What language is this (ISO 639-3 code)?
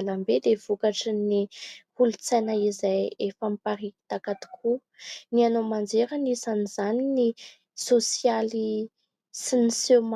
mlg